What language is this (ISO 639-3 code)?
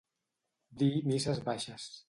cat